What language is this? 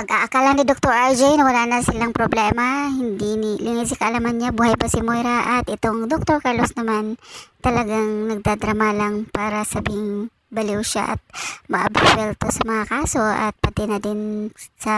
Filipino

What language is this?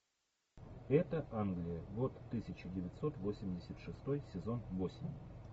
Russian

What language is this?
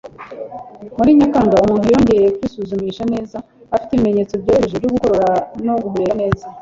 Kinyarwanda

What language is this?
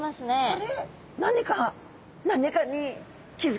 Japanese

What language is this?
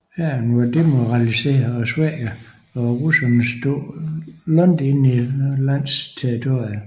Danish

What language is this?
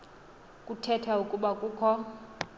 Xhosa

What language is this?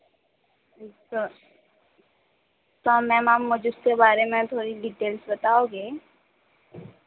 Hindi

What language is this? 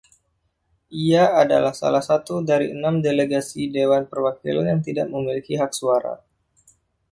Indonesian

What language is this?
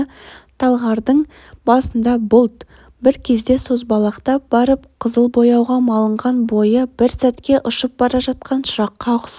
Kazakh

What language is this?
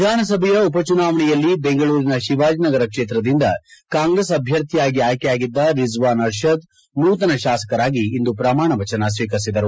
Kannada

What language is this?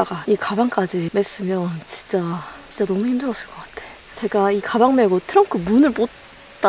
Korean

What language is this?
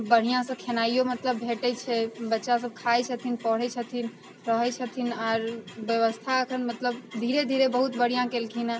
Maithili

